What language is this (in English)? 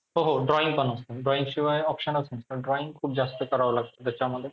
Marathi